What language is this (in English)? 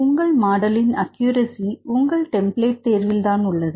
Tamil